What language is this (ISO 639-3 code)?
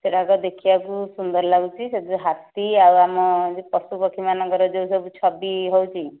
ori